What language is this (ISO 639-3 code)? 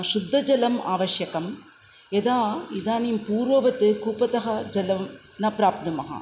san